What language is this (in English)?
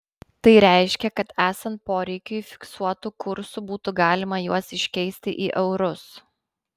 Lithuanian